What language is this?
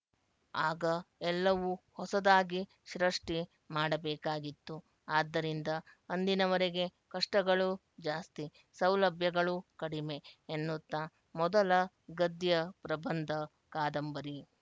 Kannada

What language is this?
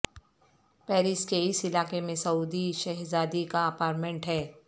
Urdu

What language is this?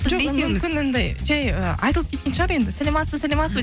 Kazakh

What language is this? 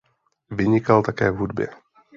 Czech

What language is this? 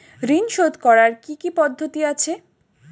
Bangla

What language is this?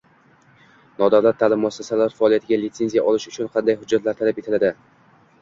Uzbek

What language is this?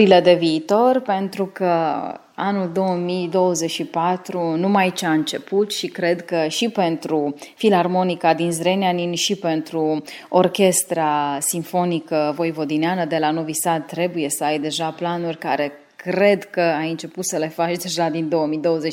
Romanian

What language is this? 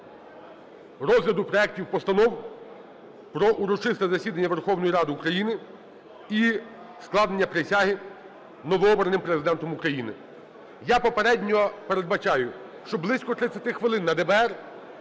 Ukrainian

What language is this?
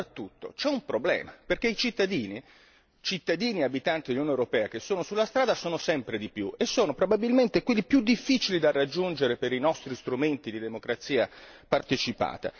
Italian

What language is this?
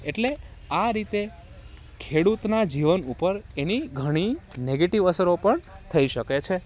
Gujarati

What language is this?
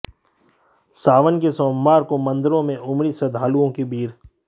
Hindi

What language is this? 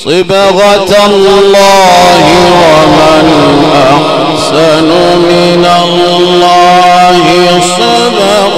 Arabic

